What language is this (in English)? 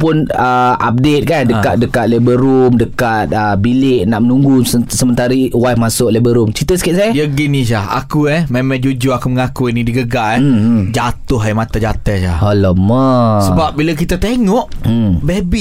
Malay